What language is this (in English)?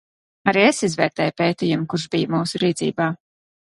Latvian